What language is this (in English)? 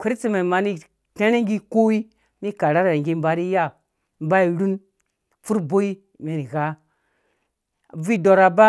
Dũya